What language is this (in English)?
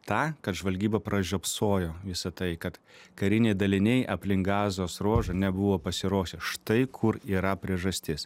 Lithuanian